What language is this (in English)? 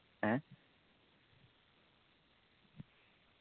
Malayalam